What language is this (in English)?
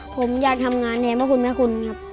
Thai